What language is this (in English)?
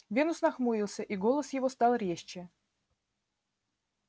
Russian